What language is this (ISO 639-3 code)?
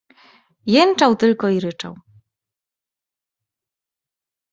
pol